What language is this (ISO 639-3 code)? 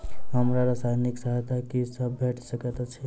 mai